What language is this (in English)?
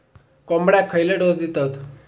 Marathi